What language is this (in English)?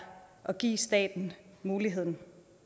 Danish